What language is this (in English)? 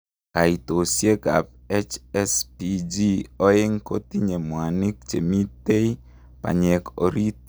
Kalenjin